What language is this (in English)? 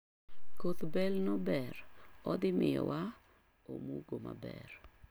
Luo (Kenya and Tanzania)